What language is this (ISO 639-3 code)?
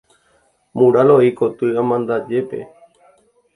grn